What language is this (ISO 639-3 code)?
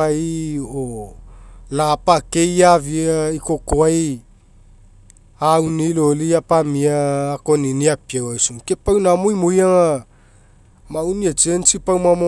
mek